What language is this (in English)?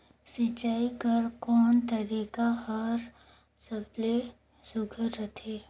Chhattisgarhi